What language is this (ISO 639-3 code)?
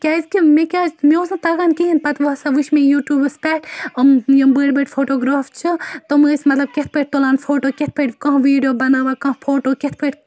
kas